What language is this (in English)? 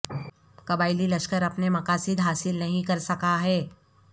Urdu